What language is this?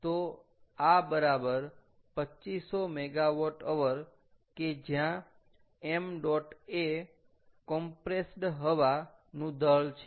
Gujarati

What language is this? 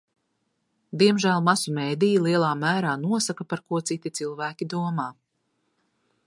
Latvian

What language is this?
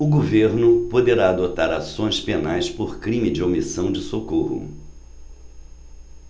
Portuguese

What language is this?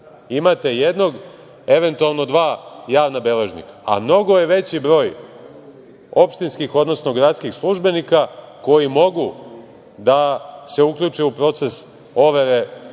Serbian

